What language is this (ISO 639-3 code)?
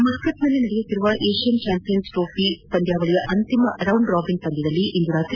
kan